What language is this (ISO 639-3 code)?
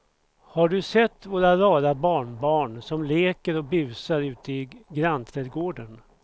swe